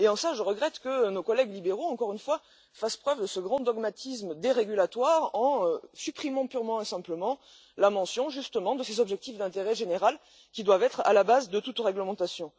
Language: French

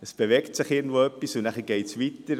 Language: Swiss German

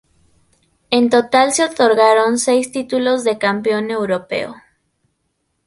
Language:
Spanish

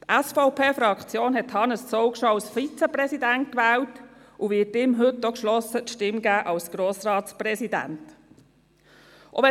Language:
Swiss German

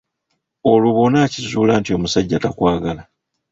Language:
Ganda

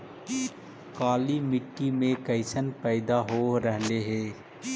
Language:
Magahi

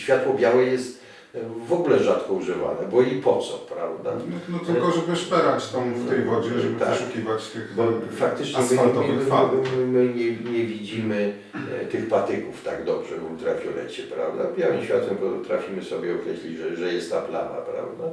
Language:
Polish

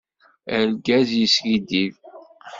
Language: Kabyle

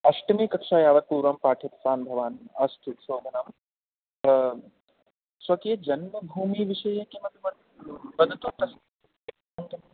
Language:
Sanskrit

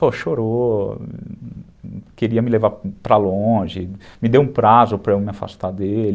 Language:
Portuguese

